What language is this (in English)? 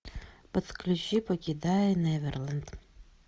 Russian